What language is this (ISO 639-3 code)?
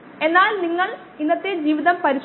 mal